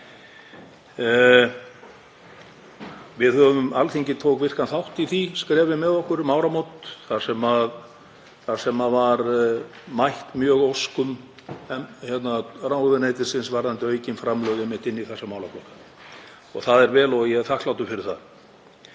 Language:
Icelandic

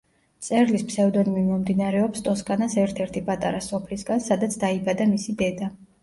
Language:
Georgian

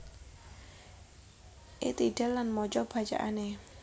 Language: Javanese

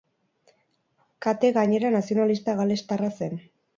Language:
Basque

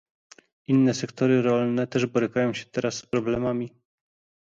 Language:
Polish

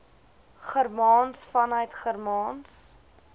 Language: Afrikaans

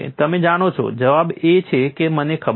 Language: Gujarati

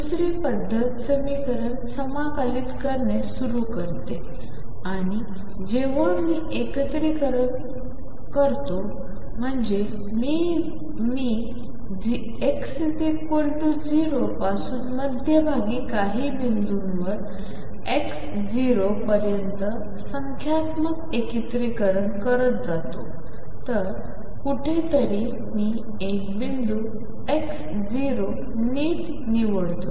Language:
Marathi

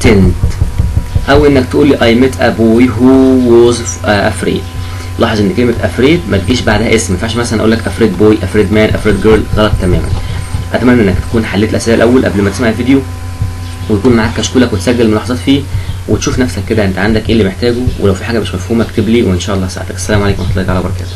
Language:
Arabic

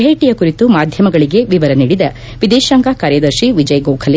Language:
Kannada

